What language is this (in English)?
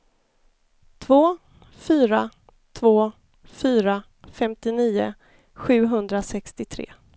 Swedish